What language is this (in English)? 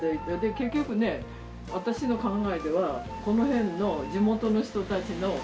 Japanese